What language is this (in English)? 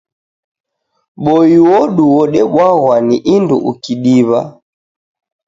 Taita